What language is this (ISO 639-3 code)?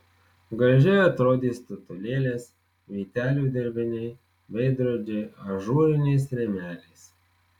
lit